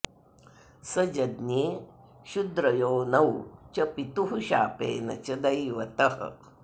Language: Sanskrit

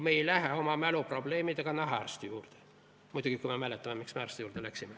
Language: Estonian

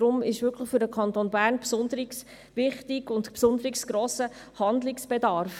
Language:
Swiss German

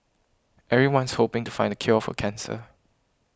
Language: English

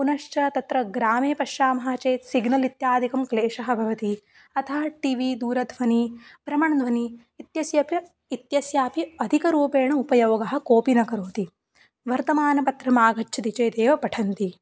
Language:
Sanskrit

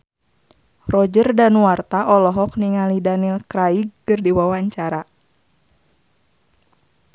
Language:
Sundanese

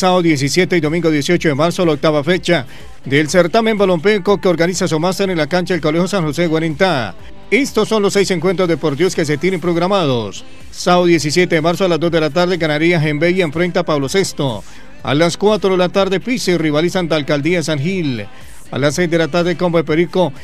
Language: Spanish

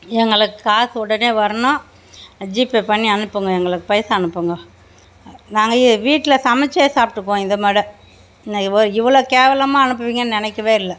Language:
Tamil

